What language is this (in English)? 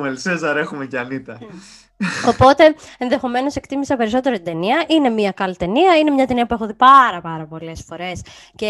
Greek